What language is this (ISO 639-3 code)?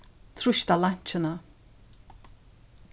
fao